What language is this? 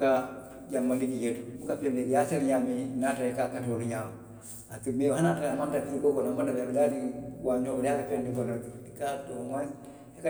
Western Maninkakan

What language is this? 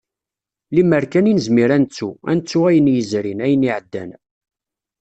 Kabyle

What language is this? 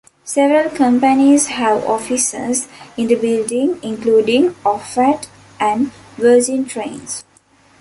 English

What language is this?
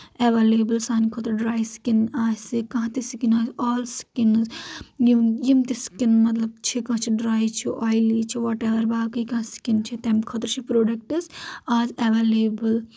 Kashmiri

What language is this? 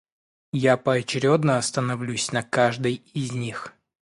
Russian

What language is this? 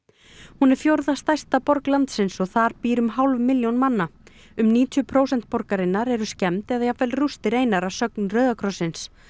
Icelandic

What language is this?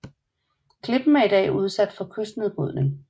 Danish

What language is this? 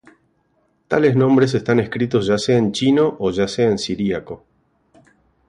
Spanish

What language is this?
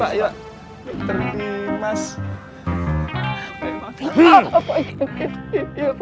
Indonesian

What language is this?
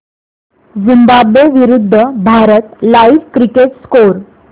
Marathi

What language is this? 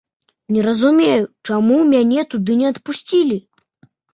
Belarusian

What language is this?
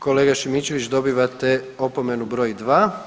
Croatian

